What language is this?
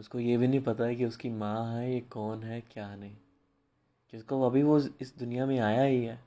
Hindi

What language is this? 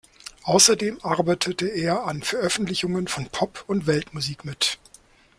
German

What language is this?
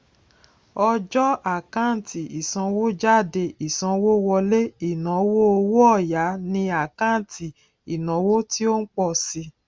Yoruba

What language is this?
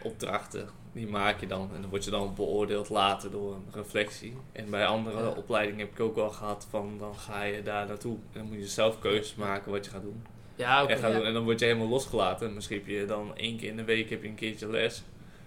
Dutch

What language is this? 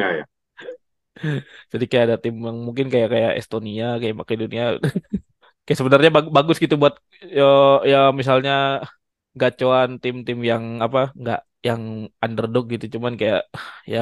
Indonesian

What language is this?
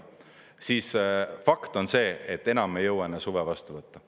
Estonian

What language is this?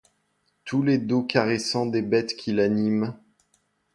French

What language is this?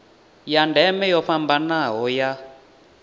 Venda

